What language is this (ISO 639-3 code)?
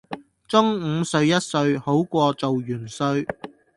yue